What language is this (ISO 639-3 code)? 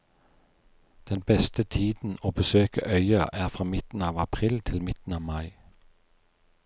nor